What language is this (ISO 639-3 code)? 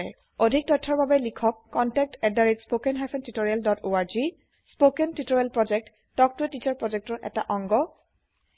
asm